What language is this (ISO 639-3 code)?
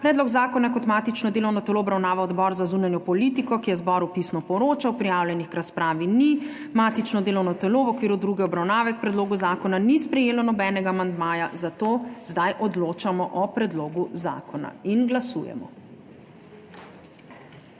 slv